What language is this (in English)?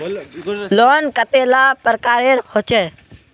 Magahi